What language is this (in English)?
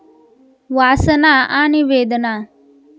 Marathi